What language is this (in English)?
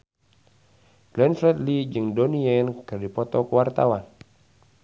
Sundanese